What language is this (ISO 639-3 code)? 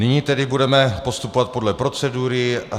ces